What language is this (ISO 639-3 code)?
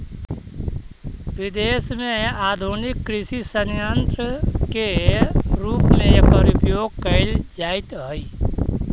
mag